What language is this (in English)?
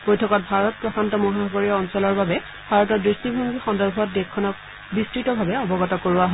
Assamese